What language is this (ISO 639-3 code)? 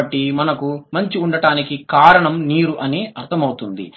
tel